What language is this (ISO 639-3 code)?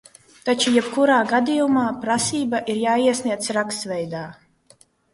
lav